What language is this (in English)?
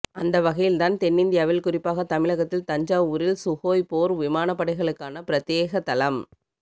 Tamil